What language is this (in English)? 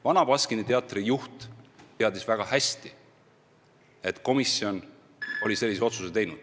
Estonian